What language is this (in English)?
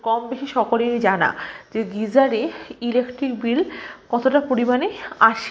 Bangla